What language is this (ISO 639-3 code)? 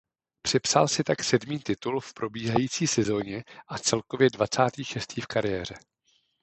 ces